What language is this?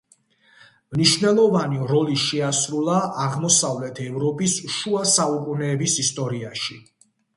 Georgian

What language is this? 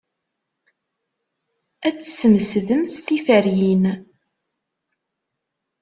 Kabyle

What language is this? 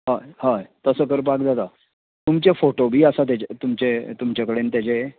Konkani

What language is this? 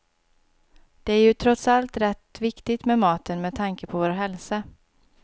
Swedish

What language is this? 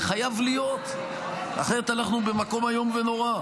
Hebrew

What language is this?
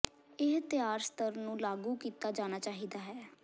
Punjabi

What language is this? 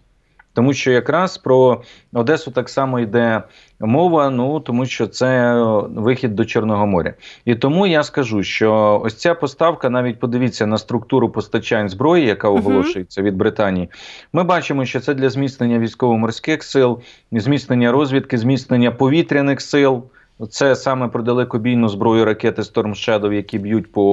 Ukrainian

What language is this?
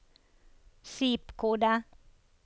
Norwegian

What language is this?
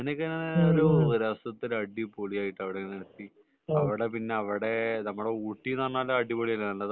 Malayalam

